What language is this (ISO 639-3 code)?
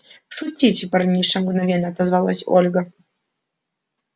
rus